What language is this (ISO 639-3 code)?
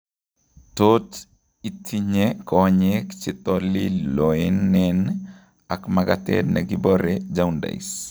kln